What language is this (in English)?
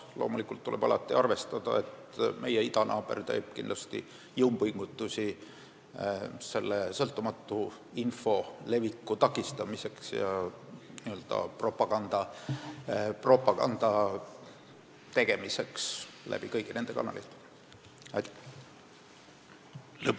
Estonian